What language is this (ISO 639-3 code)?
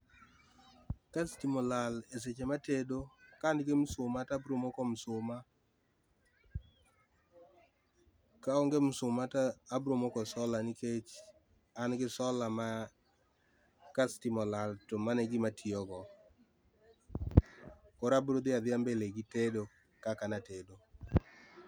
luo